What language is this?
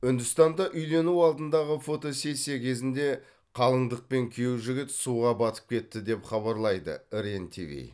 Kazakh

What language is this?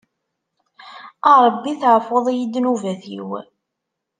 Kabyle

